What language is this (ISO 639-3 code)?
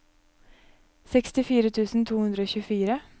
nor